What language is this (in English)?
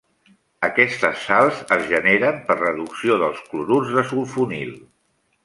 Catalan